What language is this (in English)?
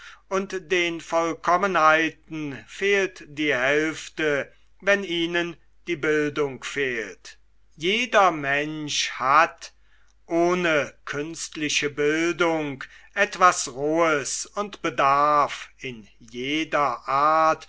German